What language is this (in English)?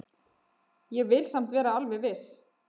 Icelandic